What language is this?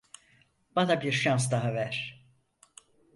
Turkish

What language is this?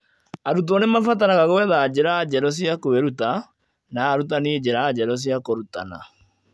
Kikuyu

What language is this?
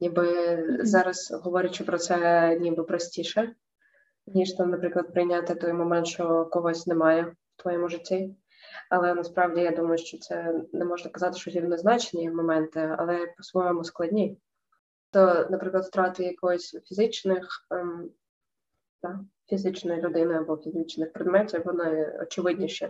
Ukrainian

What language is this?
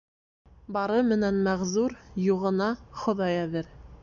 Bashkir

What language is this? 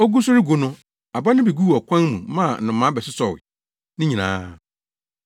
Akan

